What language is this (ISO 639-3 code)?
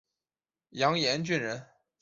zho